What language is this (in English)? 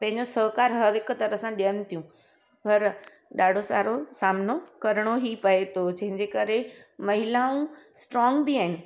Sindhi